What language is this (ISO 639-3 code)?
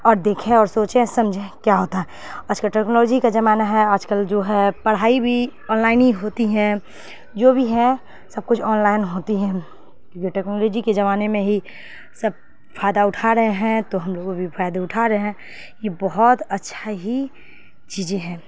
urd